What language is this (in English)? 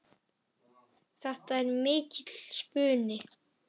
Icelandic